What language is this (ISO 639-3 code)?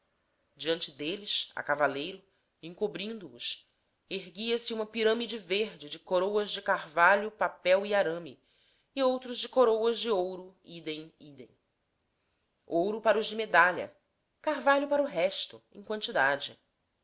por